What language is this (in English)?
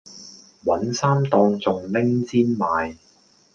Cantonese